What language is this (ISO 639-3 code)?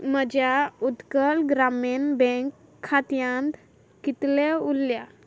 kok